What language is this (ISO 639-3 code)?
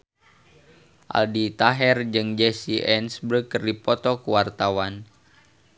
sun